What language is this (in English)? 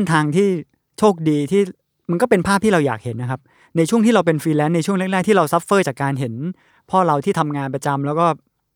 Thai